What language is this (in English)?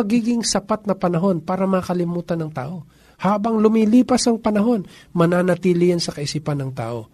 Filipino